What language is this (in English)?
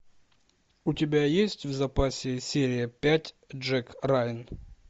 Russian